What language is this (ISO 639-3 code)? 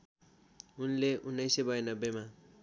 nep